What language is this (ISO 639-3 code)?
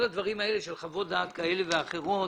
heb